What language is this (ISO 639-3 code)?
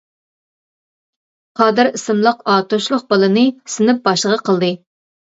uig